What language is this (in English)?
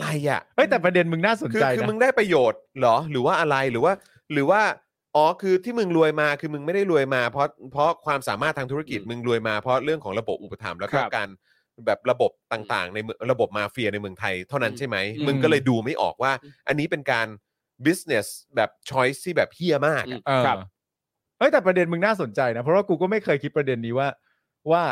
Thai